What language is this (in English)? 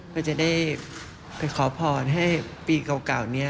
Thai